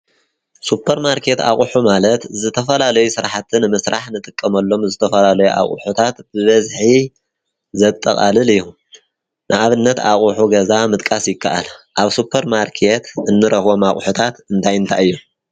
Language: Tigrinya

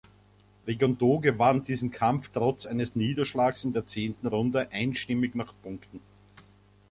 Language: German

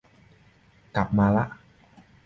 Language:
Thai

